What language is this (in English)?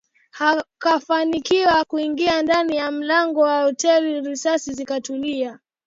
Swahili